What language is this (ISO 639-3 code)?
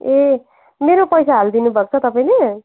nep